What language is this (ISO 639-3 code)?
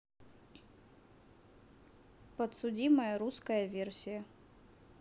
rus